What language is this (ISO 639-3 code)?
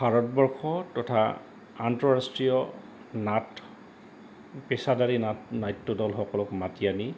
asm